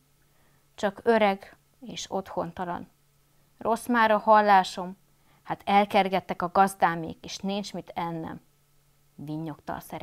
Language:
Hungarian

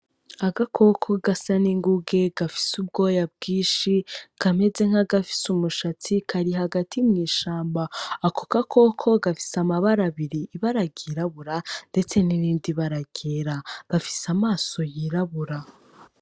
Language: Rundi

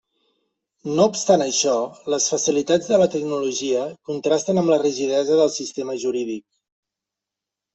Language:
Catalan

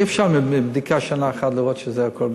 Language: Hebrew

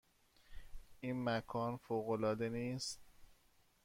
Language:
Persian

